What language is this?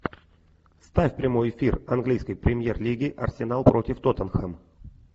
Russian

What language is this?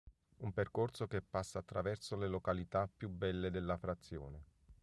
Italian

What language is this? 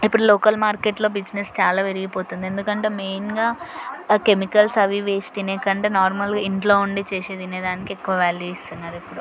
Telugu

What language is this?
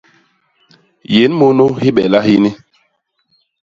Basaa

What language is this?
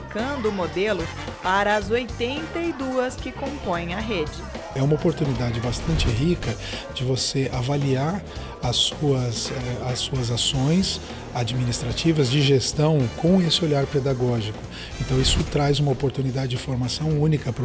Portuguese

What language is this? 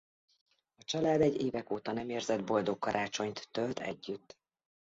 Hungarian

